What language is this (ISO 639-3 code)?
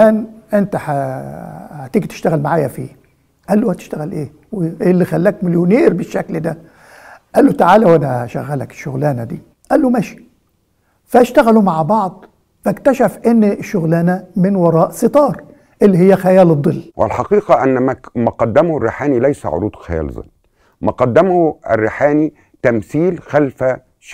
ara